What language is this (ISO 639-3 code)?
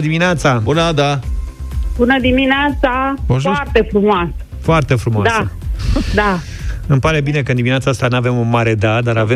ron